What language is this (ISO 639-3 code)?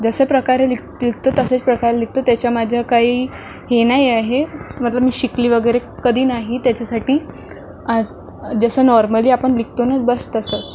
mar